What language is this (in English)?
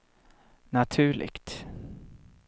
Swedish